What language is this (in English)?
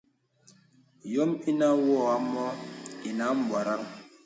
Bebele